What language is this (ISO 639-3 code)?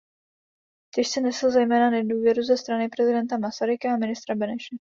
ces